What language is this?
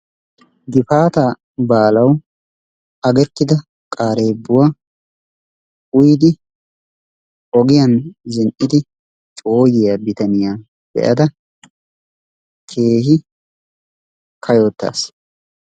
Wolaytta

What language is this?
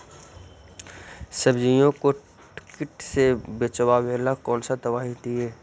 Magahi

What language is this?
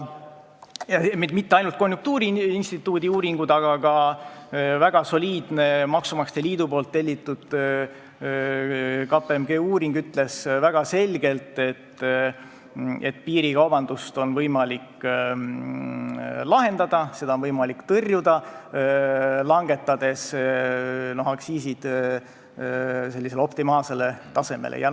Estonian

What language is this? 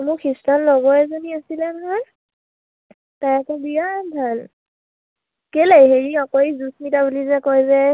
Assamese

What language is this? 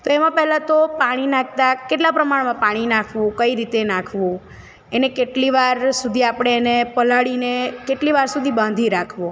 Gujarati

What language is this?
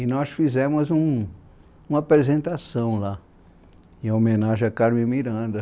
Portuguese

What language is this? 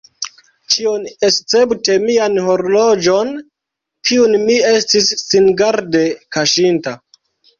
Esperanto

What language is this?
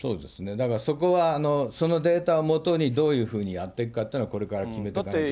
Japanese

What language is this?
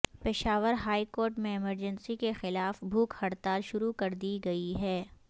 Urdu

